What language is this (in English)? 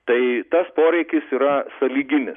Lithuanian